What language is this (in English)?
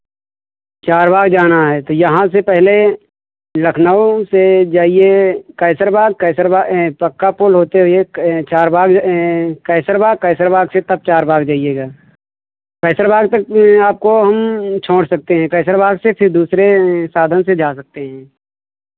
Hindi